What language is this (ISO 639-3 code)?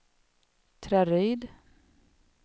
swe